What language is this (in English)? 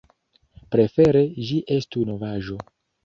Esperanto